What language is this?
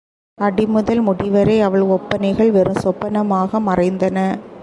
Tamil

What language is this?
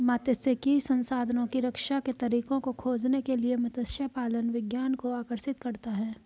Hindi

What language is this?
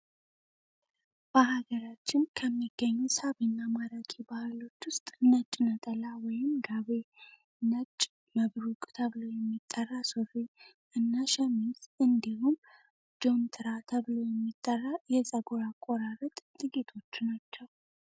Amharic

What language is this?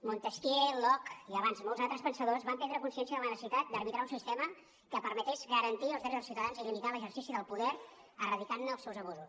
Catalan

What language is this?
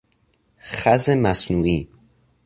Persian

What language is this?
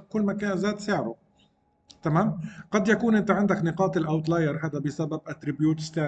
Arabic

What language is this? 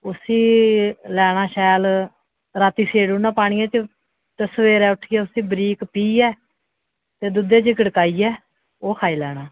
Dogri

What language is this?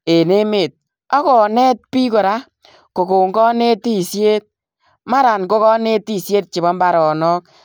Kalenjin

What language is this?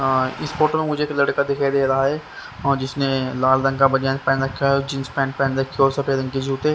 Hindi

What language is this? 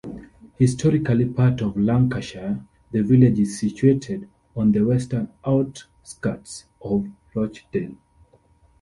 English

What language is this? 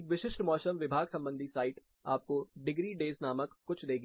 Hindi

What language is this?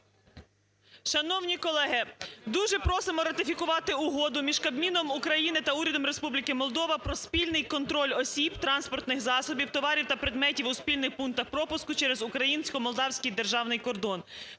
Ukrainian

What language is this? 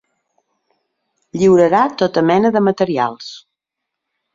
Catalan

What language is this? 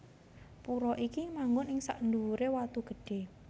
Javanese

